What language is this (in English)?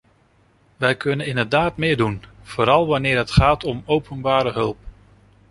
Dutch